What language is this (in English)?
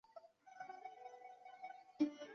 Chinese